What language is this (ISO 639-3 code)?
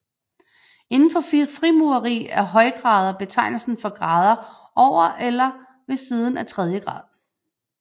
dan